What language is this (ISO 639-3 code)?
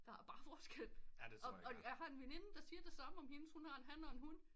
dan